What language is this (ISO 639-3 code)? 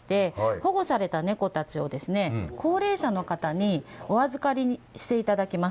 jpn